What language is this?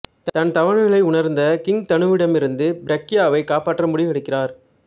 Tamil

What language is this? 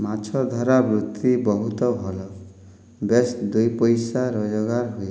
Odia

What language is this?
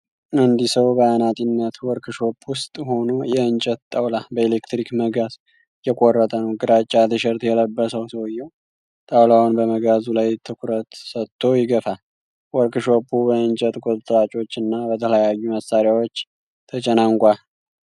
Amharic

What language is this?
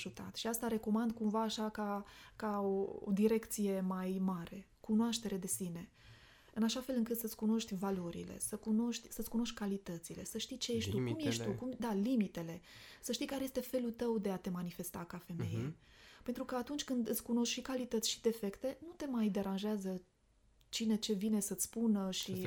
Romanian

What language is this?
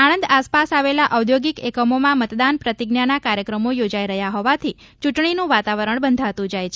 Gujarati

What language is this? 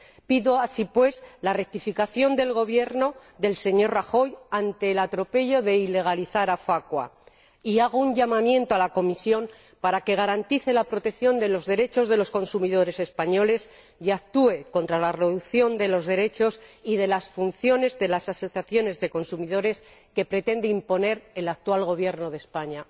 Spanish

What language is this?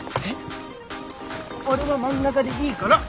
Japanese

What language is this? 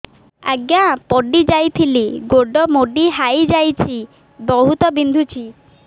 Odia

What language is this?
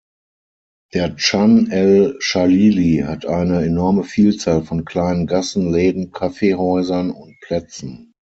German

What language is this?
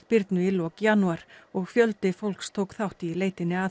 Icelandic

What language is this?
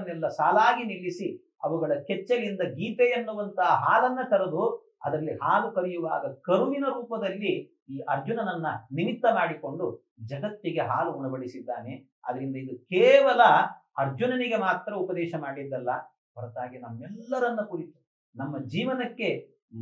Arabic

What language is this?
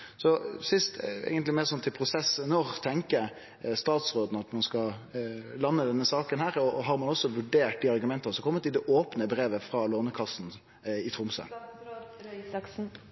Norwegian Nynorsk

